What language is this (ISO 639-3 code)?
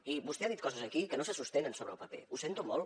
cat